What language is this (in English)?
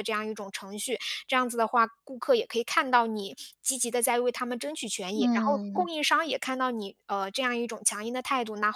Chinese